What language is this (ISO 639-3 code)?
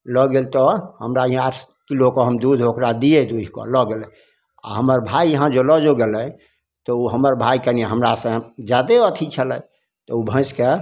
mai